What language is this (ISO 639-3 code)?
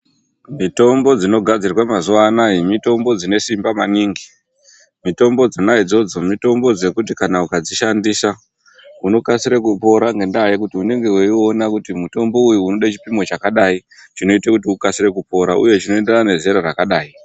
ndc